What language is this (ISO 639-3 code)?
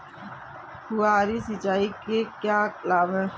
hin